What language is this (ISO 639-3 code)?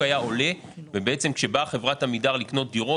heb